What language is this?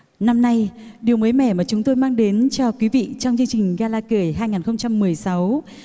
Vietnamese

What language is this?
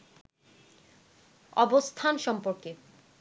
Bangla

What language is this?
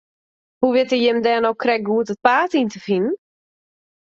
Western Frisian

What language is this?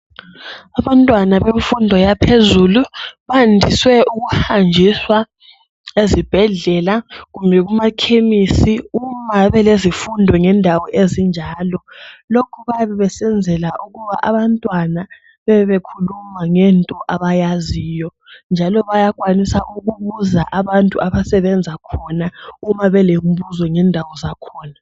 North Ndebele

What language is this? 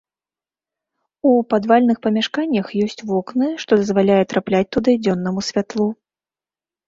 Belarusian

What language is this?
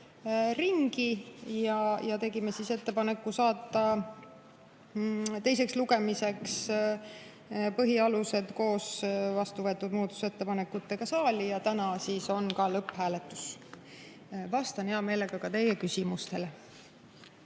Estonian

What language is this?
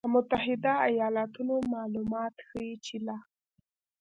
Pashto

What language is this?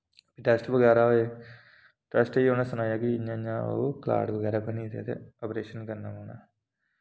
Dogri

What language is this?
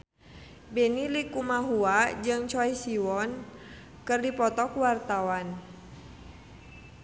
Sundanese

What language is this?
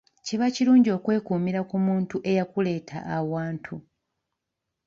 Ganda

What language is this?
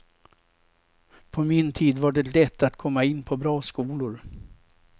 Swedish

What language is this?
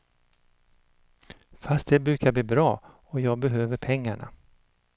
Swedish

